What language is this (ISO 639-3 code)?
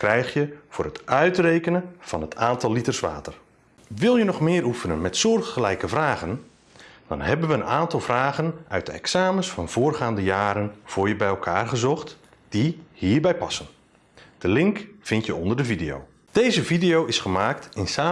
nld